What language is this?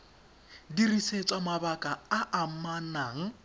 Tswana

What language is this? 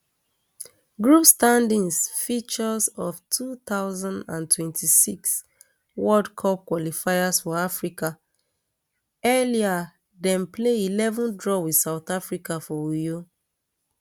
Nigerian Pidgin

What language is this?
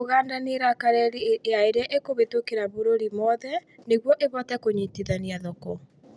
Kikuyu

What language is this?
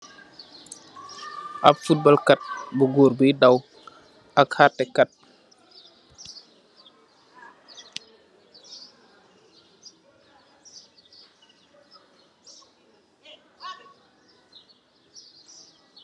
Wolof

